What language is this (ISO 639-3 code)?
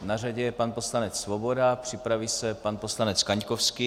ces